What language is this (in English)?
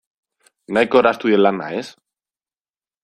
Basque